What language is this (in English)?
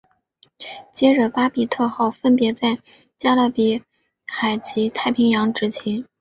Chinese